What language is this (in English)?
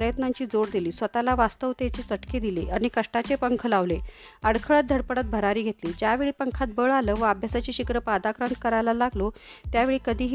Marathi